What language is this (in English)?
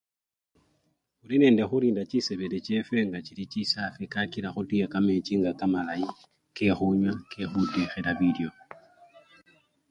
Luyia